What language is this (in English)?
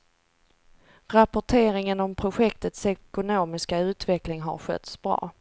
Swedish